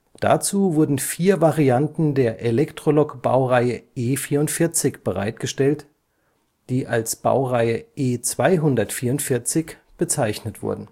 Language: German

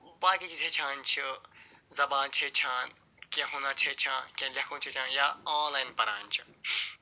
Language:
Kashmiri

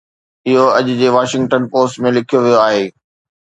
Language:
Sindhi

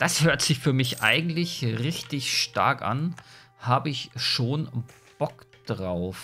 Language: German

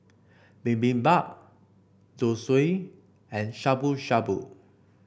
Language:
English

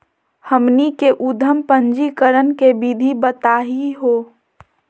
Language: Magahi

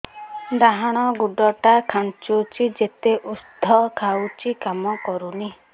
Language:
Odia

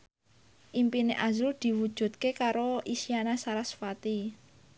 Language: Javanese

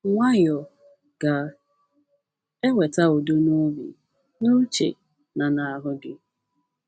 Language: Igbo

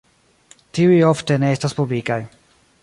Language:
Esperanto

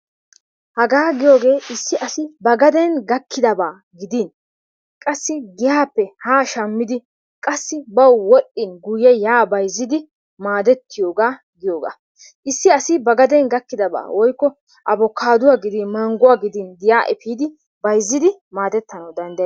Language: Wolaytta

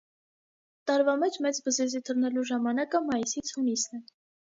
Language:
Armenian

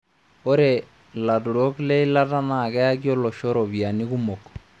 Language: Masai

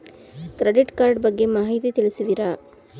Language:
Kannada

